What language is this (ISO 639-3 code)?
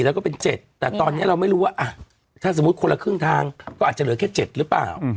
tha